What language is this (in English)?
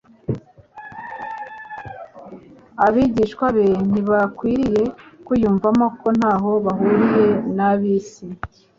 Kinyarwanda